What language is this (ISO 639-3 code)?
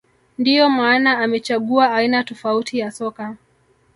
swa